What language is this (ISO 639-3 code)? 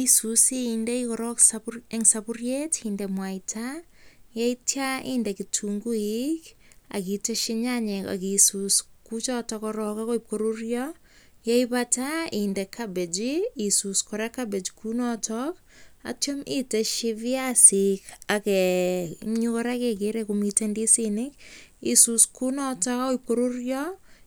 kln